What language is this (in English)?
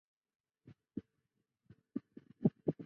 Chinese